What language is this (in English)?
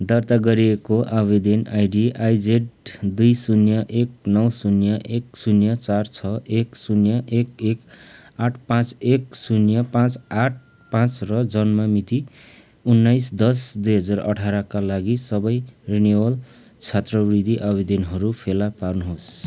Nepali